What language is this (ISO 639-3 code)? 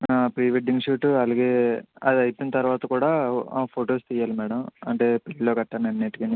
tel